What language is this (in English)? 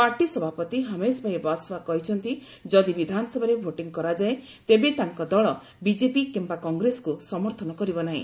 Odia